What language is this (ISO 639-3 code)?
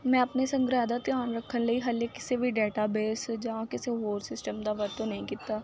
pan